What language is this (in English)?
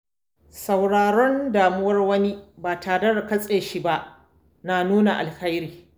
Hausa